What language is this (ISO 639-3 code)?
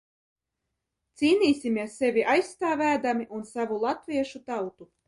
lav